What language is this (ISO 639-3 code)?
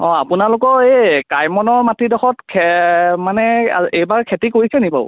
asm